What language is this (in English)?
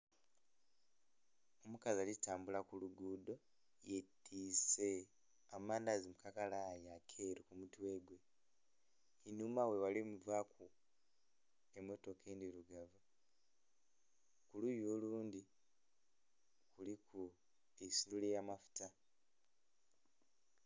Soga